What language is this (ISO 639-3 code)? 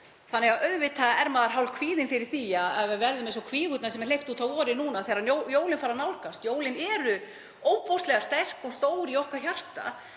isl